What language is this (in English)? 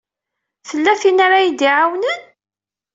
Kabyle